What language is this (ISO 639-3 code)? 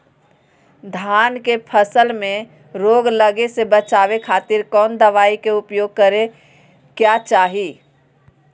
mag